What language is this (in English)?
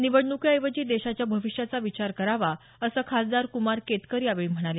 Marathi